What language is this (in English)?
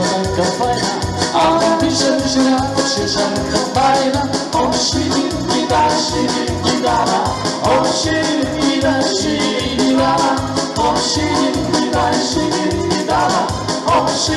Ukrainian